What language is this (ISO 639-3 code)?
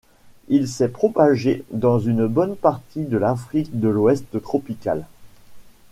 fra